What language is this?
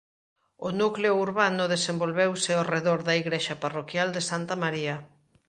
Galician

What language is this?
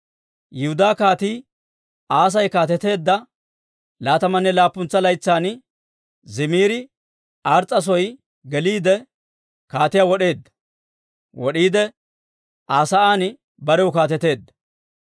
Dawro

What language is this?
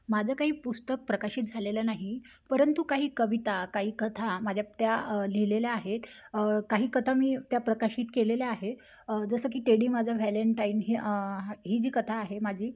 Marathi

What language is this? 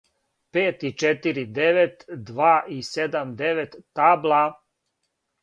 Serbian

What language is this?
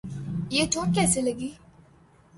Urdu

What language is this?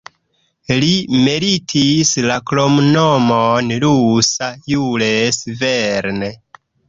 Esperanto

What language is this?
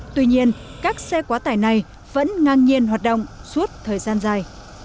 Vietnamese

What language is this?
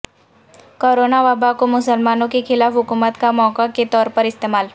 Urdu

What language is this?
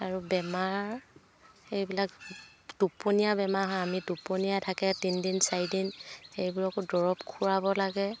Assamese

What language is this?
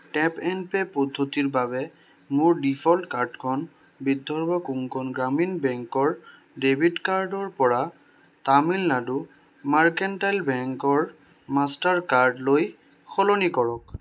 Assamese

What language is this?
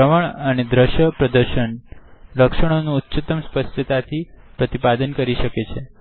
Gujarati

